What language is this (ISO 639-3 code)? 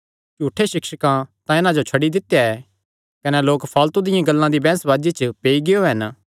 xnr